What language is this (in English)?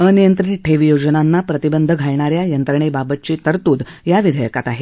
Marathi